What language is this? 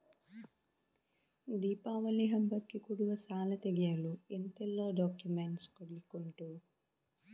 Kannada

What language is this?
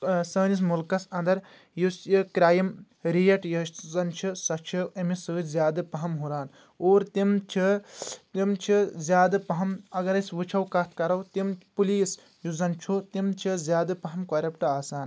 Kashmiri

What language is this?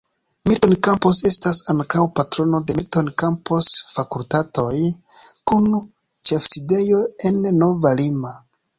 Esperanto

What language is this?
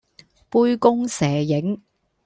Cantonese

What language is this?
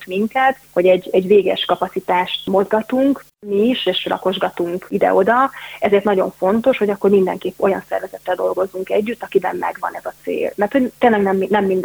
Hungarian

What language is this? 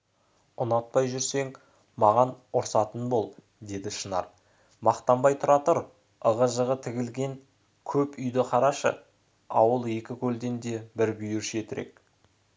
Kazakh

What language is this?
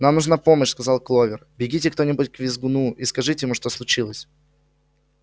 Russian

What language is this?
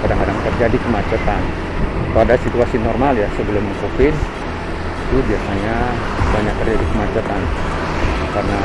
Indonesian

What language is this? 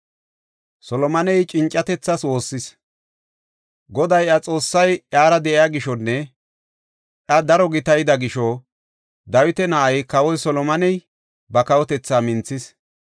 Gofa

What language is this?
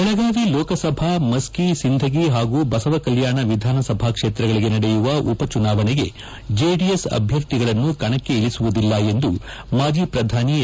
Kannada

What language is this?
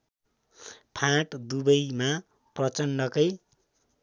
Nepali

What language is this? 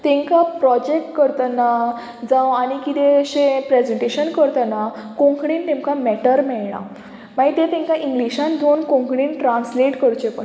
Konkani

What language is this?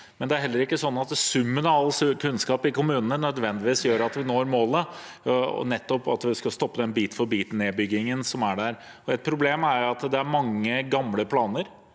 Norwegian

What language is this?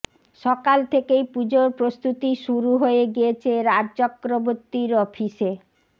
Bangla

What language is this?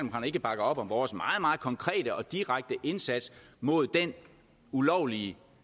Danish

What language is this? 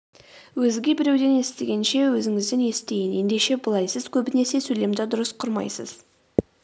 Kazakh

